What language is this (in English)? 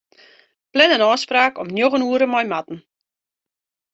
Western Frisian